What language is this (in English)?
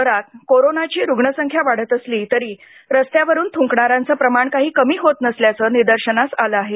Marathi